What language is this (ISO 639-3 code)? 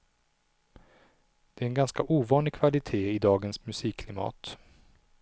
swe